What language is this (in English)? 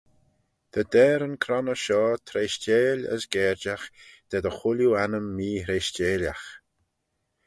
Manx